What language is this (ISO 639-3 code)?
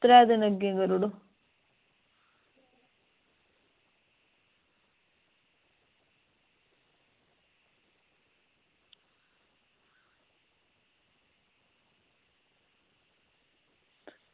doi